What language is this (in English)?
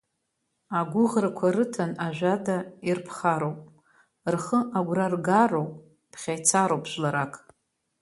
Abkhazian